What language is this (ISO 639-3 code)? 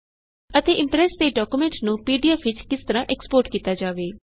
pan